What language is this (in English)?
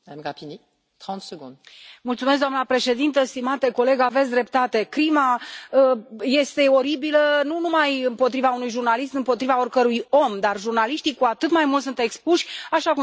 Romanian